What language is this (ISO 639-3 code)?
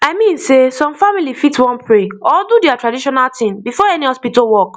pcm